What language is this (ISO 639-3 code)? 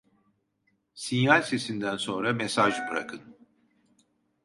tur